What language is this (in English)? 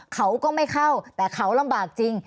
Thai